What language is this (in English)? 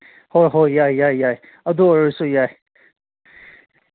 Manipuri